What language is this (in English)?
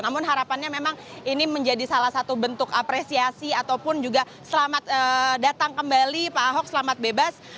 Indonesian